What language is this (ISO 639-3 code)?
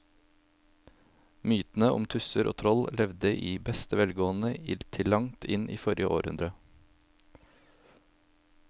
nor